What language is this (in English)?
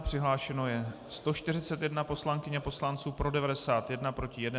Czech